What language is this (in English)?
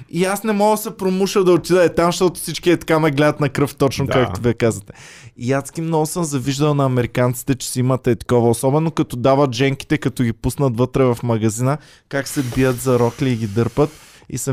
Bulgarian